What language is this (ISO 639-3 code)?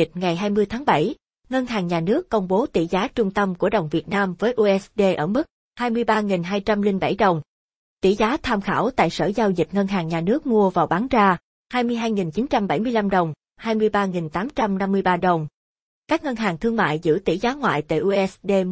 vie